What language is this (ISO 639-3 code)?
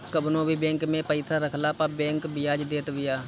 bho